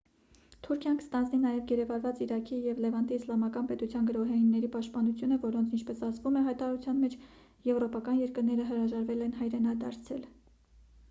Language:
Armenian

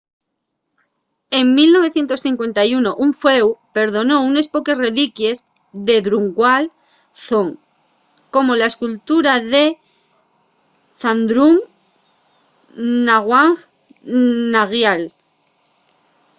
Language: Asturian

